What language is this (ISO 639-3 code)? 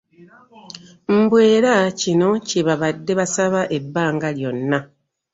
lug